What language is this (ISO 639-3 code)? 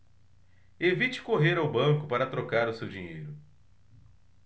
por